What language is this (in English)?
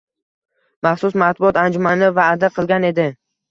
Uzbek